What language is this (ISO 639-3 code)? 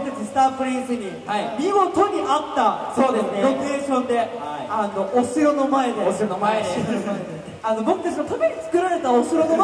jpn